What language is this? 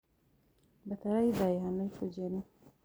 Kikuyu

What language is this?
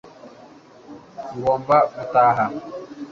Kinyarwanda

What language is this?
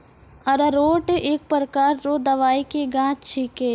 Maithili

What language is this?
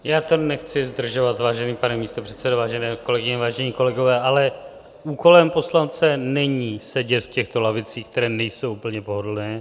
Czech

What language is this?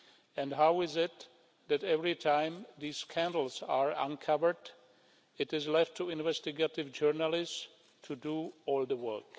English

